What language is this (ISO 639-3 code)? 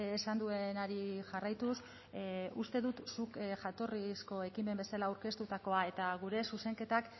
eus